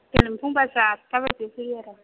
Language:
Bodo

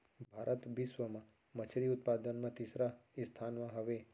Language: Chhattisgarhi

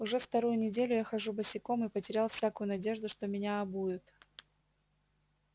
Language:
Russian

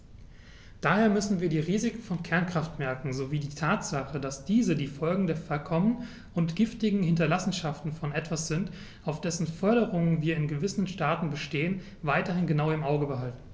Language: German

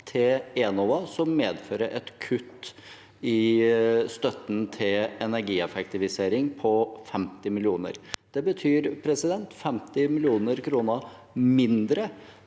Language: Norwegian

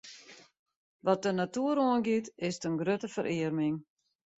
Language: Western Frisian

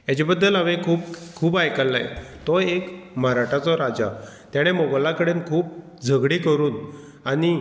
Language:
Konkani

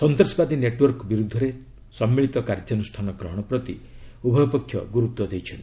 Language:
Odia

